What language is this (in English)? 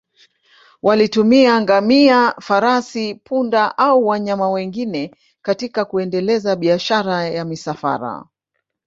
Swahili